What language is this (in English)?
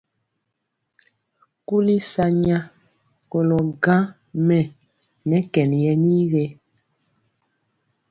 Mpiemo